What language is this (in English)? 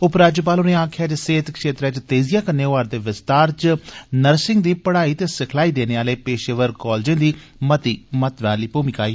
Dogri